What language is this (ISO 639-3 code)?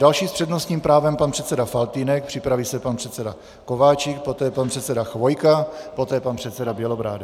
ces